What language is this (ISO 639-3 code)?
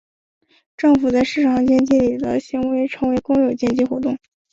zho